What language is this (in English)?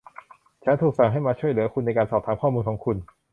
Thai